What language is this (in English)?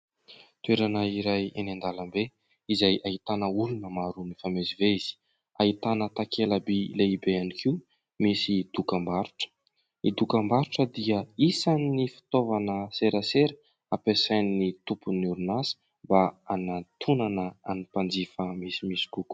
Malagasy